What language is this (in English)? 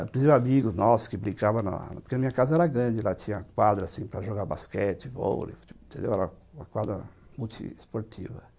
Portuguese